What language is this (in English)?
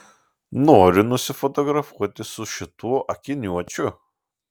Lithuanian